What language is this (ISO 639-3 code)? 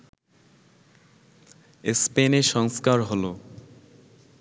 ben